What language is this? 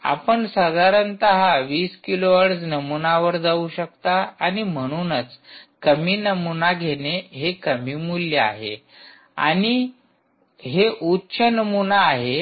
Marathi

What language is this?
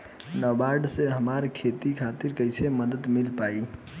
Bhojpuri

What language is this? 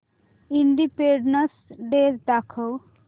Marathi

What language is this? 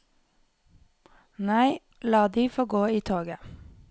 Norwegian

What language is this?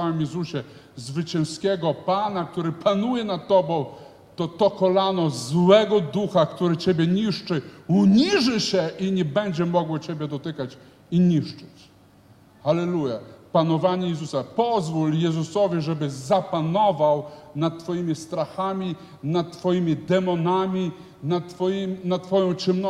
Polish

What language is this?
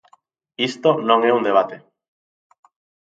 Galician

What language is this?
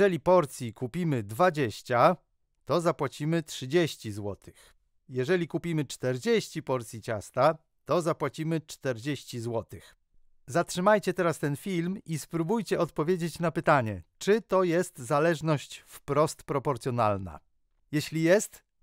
Polish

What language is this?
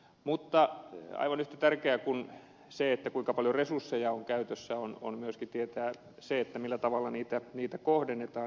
Finnish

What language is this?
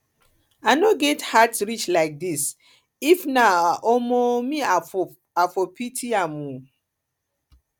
Nigerian Pidgin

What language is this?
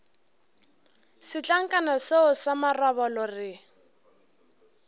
Northern Sotho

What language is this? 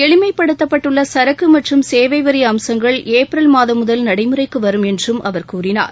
Tamil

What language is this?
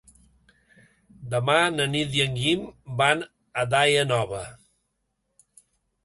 Catalan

